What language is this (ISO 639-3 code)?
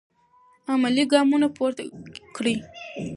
pus